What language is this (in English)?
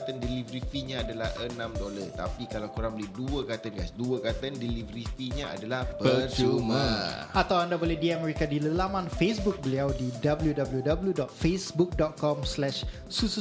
Malay